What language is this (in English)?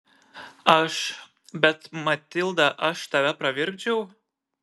Lithuanian